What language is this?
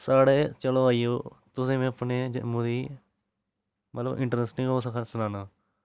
Dogri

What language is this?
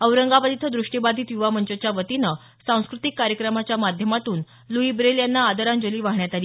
Marathi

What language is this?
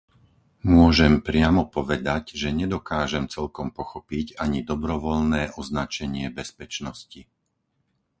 Slovak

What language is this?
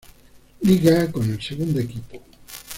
Spanish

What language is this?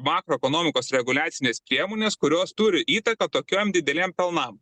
Lithuanian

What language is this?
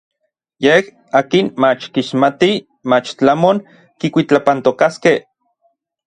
Orizaba Nahuatl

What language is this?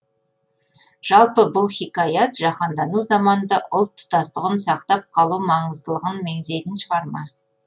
Kazakh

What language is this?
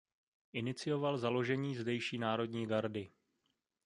Czech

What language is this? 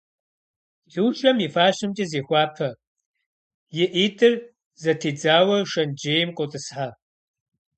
Kabardian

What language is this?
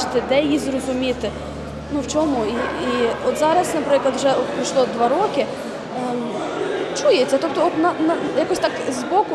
Ukrainian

